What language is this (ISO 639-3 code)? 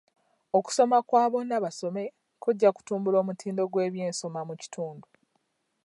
lug